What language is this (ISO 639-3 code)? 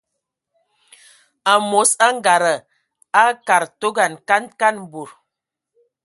ewo